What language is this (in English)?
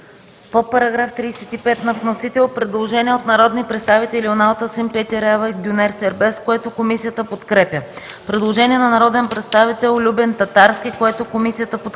Bulgarian